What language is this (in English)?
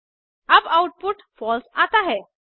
Hindi